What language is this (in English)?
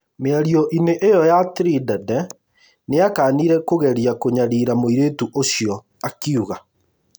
Kikuyu